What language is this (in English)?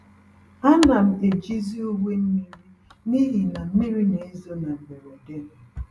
Igbo